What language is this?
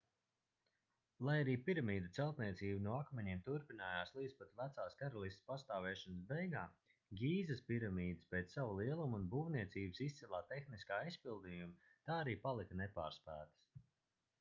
Latvian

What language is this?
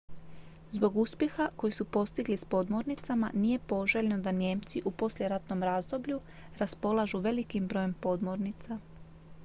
Croatian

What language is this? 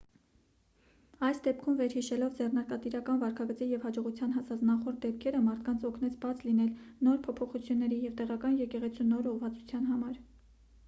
Armenian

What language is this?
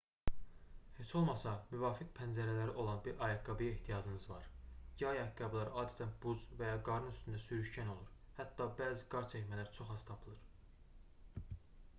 Azerbaijani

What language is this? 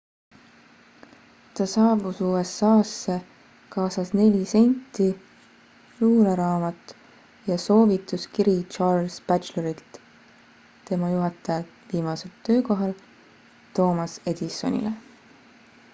Estonian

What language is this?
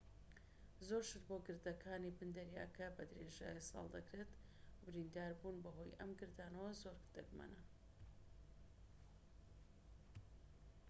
Central Kurdish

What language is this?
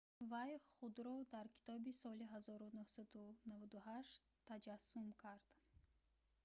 Tajik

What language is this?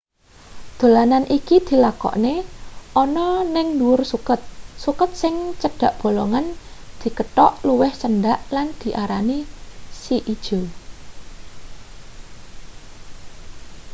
Javanese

